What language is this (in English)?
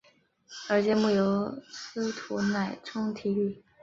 Chinese